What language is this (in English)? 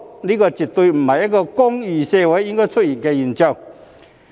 Cantonese